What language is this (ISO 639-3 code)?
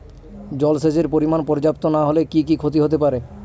ben